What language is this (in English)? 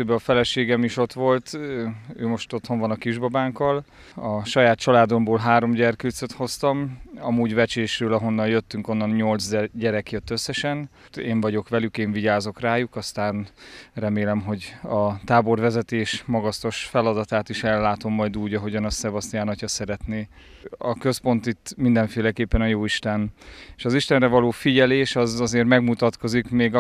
Hungarian